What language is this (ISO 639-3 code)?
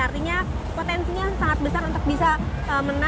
ind